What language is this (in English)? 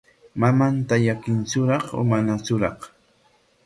Corongo Ancash Quechua